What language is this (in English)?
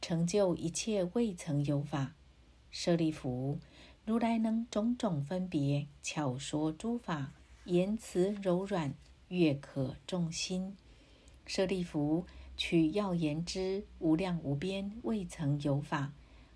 Chinese